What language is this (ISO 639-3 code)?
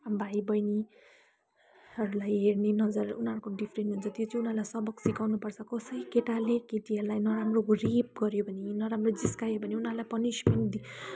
nep